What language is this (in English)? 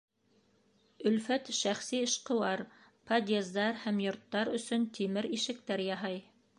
Bashkir